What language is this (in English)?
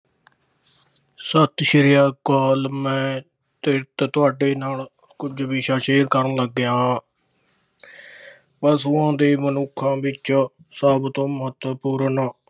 Punjabi